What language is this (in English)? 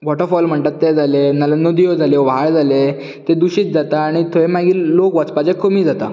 Konkani